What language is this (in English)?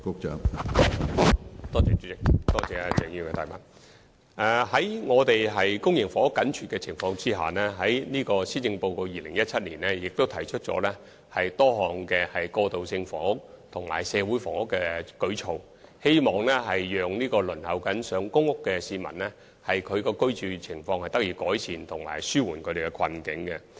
Cantonese